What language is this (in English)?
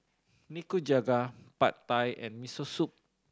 English